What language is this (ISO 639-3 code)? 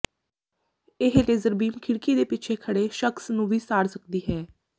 pan